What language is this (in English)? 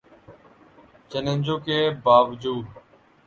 Urdu